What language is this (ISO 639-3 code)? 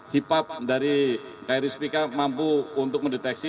ind